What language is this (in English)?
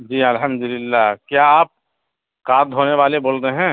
Urdu